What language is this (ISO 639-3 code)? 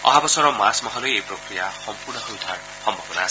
asm